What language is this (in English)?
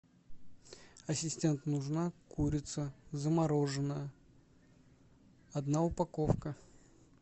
Russian